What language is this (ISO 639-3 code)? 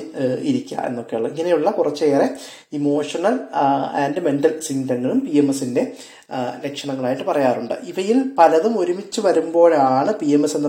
mal